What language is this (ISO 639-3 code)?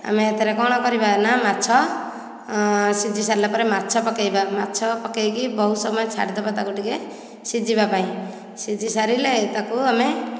ori